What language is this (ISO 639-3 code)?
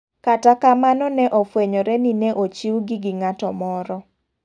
luo